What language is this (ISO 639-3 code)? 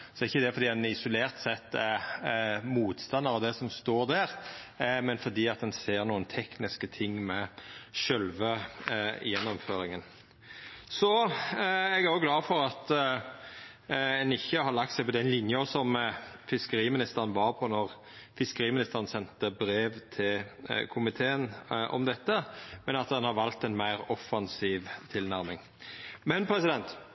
nno